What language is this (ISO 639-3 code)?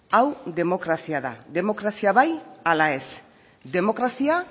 eus